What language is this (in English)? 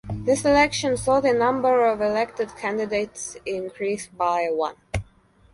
English